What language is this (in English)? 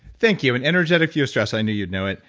English